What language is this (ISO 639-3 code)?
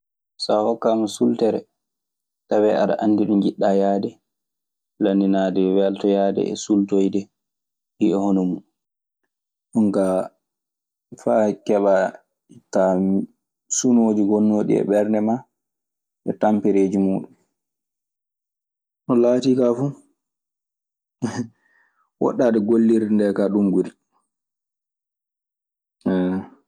ffm